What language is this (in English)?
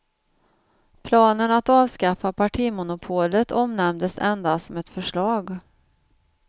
Swedish